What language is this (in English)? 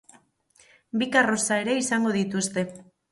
Basque